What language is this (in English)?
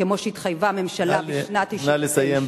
Hebrew